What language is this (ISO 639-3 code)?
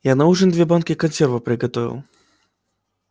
rus